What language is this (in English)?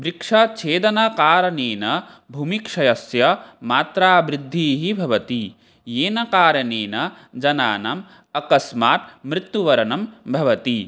Sanskrit